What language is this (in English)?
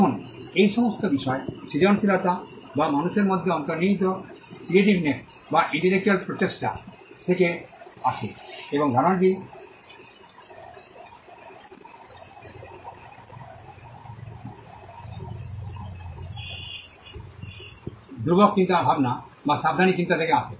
Bangla